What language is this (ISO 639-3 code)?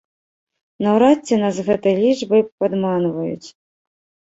bel